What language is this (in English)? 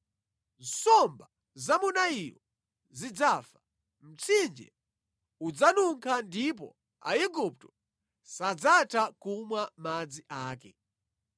Nyanja